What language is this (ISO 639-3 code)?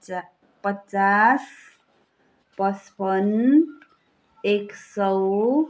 nep